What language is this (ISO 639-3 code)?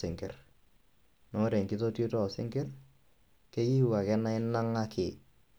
mas